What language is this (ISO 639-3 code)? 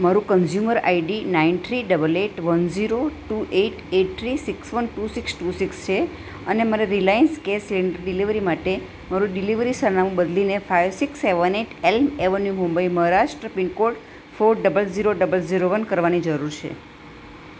guj